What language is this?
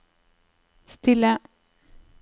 Norwegian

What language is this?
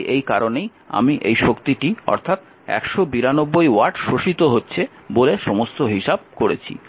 Bangla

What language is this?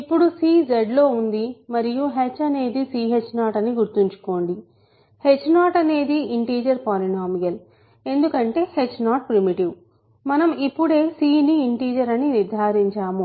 Telugu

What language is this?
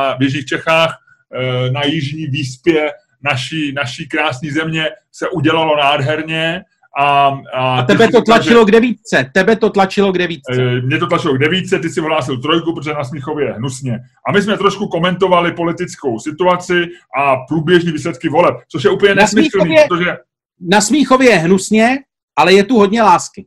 Czech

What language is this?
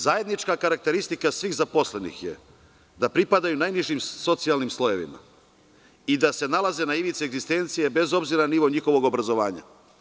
Serbian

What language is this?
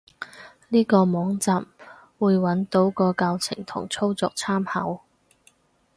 Cantonese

